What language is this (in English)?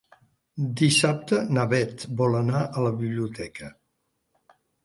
Catalan